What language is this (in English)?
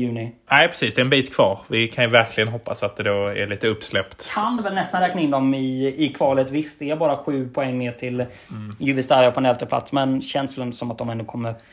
Swedish